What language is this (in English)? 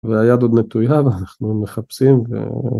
Hebrew